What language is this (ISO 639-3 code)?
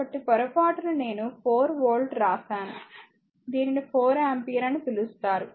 tel